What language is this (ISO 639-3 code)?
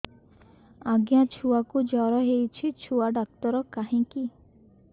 ori